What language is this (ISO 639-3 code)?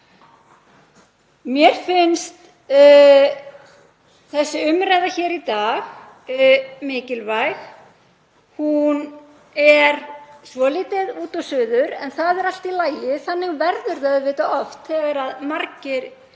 isl